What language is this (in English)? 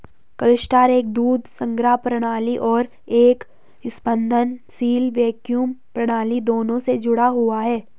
Hindi